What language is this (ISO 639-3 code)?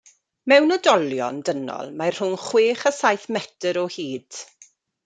cym